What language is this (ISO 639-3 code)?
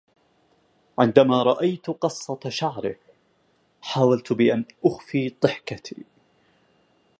ara